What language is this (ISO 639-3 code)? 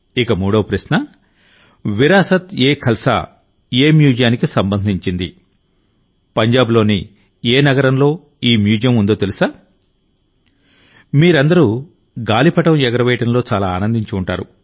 tel